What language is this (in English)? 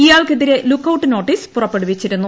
Malayalam